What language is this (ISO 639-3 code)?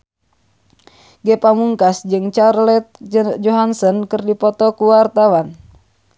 sun